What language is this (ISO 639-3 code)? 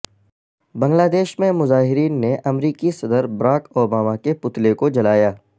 urd